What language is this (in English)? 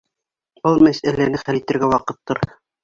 Bashkir